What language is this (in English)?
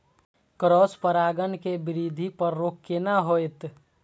Maithili